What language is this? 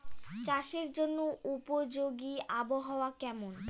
Bangla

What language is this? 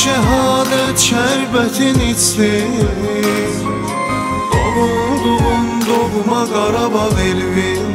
Turkish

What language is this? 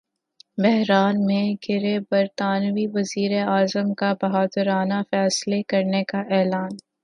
Urdu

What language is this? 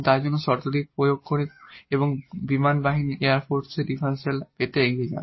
Bangla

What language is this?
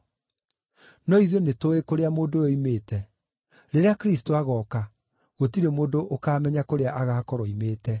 Kikuyu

